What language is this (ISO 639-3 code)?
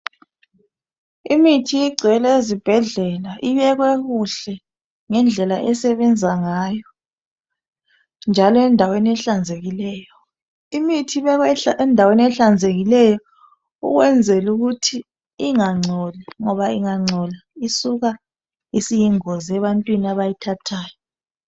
nde